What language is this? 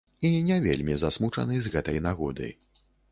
Belarusian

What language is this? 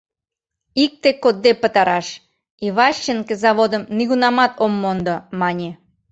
Mari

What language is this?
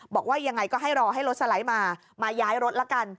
Thai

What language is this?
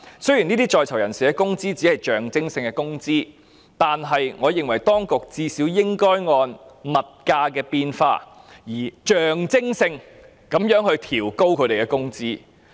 Cantonese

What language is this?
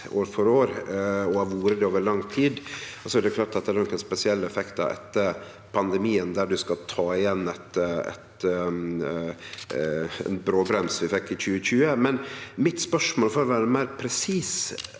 Norwegian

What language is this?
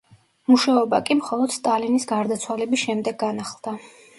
Georgian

